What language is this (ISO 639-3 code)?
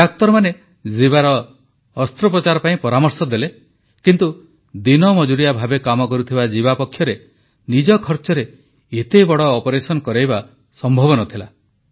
ori